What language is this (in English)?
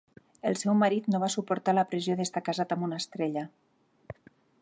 Catalan